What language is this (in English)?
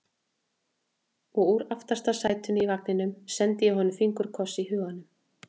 Icelandic